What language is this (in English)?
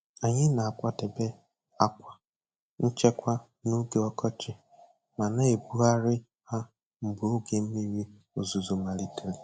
Igbo